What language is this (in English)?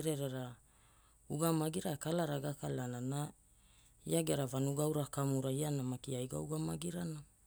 Hula